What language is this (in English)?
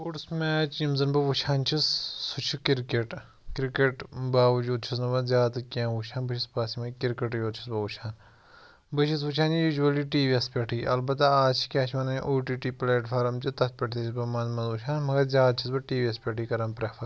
Kashmiri